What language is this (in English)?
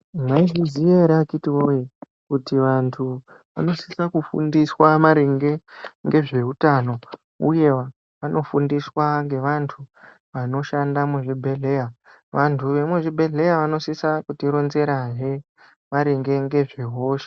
Ndau